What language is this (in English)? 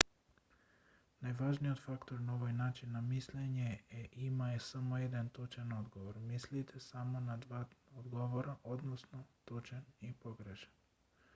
Macedonian